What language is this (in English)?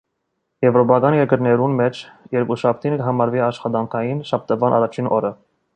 Armenian